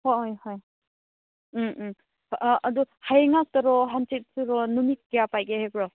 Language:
Manipuri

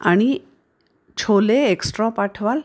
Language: Marathi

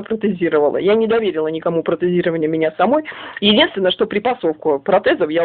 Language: Russian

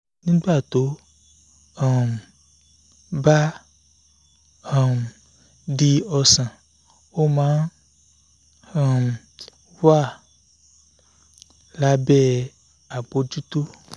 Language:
Yoruba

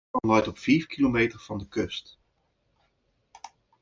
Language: Western Frisian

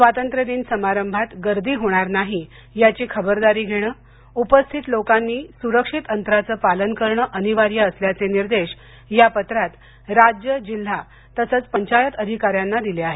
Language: Marathi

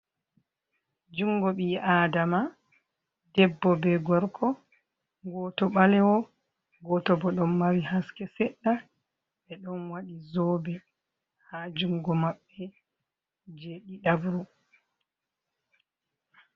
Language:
Fula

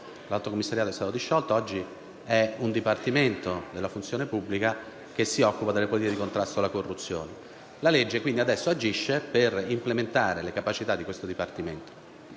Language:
Italian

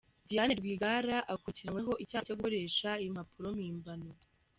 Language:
Kinyarwanda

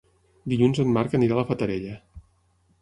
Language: Catalan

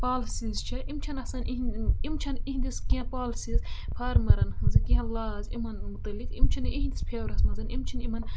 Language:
Kashmiri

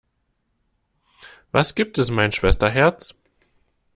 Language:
German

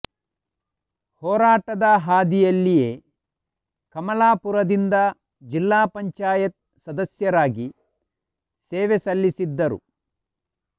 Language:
Kannada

